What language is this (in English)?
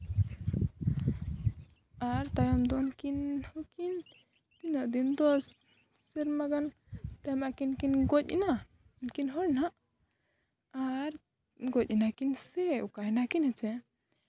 Santali